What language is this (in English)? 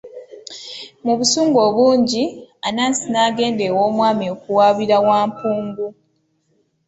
Ganda